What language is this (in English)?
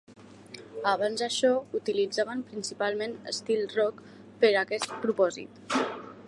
Catalan